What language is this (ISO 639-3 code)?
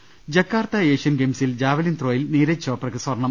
mal